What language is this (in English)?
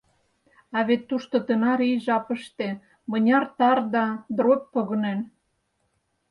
Mari